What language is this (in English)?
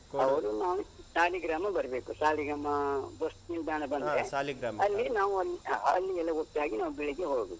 Kannada